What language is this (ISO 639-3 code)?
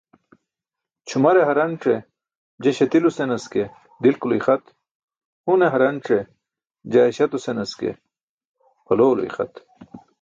bsk